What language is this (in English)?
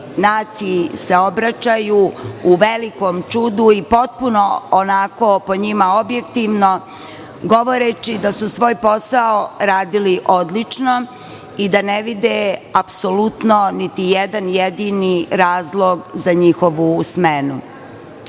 Serbian